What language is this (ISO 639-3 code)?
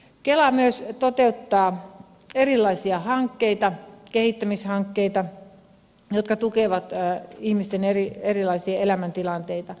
fin